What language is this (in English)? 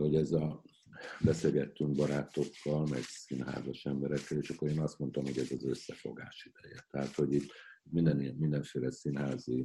Hungarian